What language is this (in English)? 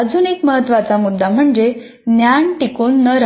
Marathi